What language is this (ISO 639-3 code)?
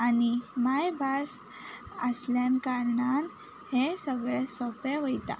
kok